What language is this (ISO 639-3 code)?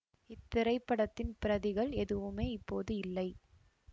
tam